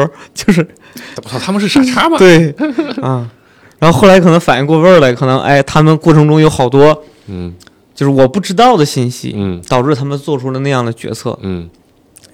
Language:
Chinese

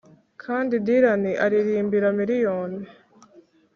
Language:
Kinyarwanda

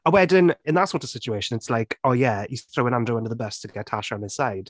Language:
Welsh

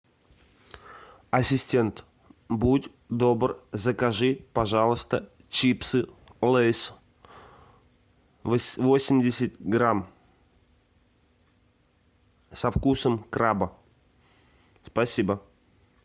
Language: Russian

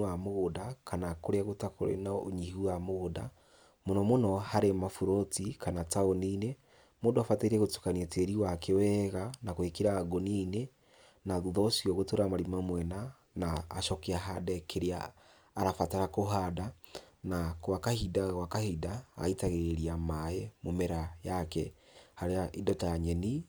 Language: Kikuyu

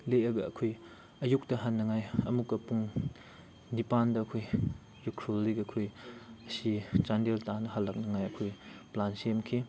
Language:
Manipuri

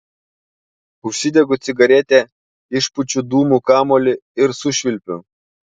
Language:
Lithuanian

